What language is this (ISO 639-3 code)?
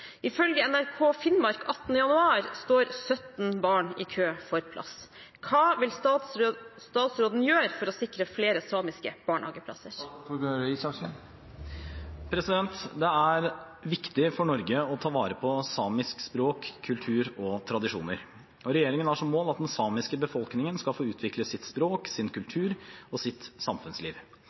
nob